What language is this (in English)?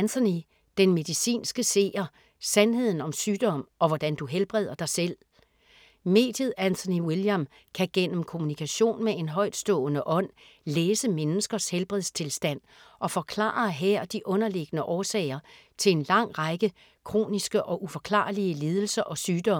Danish